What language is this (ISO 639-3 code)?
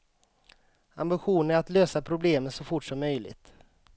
swe